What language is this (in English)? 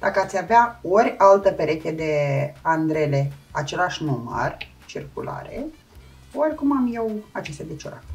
Romanian